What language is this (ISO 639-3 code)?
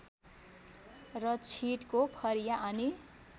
nep